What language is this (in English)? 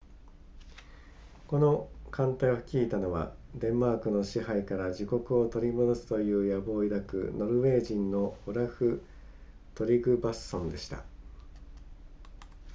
Japanese